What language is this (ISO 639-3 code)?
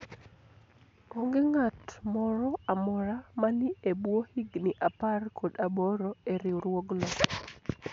luo